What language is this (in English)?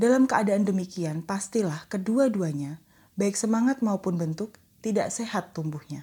Indonesian